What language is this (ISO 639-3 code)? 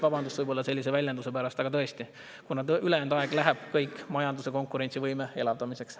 est